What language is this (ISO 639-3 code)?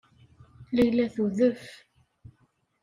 kab